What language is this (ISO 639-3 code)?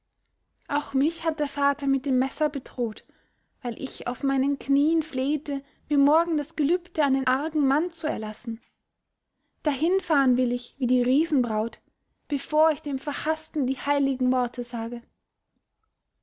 deu